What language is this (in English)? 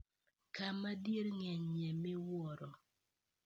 Luo (Kenya and Tanzania)